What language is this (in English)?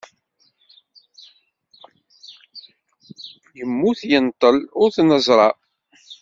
Kabyle